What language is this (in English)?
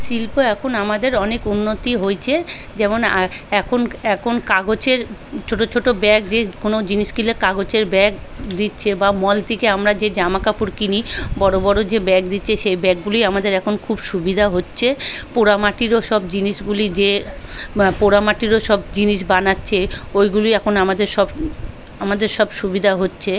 Bangla